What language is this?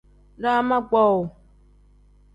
Tem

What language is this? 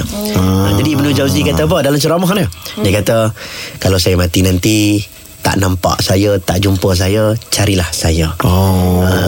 Malay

